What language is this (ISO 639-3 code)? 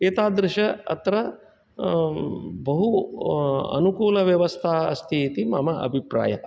san